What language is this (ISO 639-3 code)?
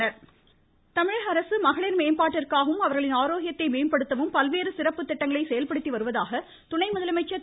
tam